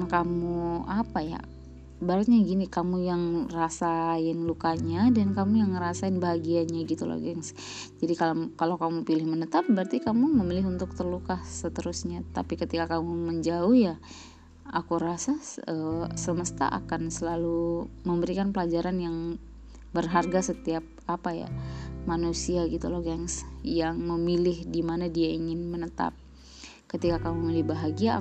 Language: Indonesian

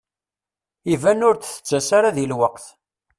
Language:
Kabyle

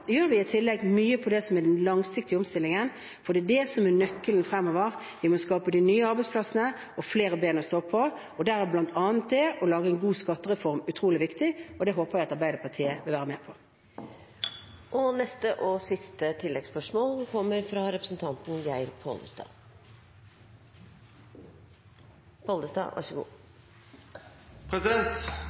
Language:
Norwegian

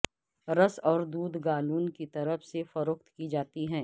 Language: Urdu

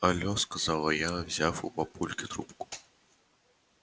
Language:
Russian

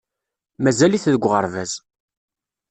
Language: Kabyle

